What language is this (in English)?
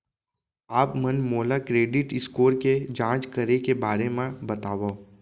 Chhattisgarhi